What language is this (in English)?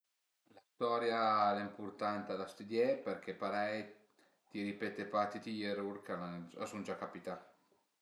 Piedmontese